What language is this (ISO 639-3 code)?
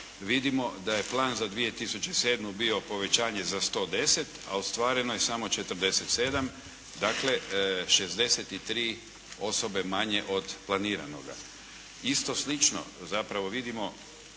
hrv